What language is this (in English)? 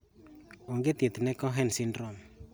Luo (Kenya and Tanzania)